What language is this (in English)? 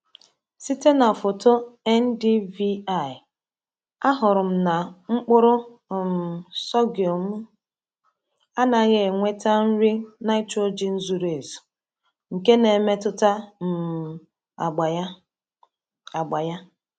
Igbo